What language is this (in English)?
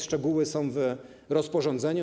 Polish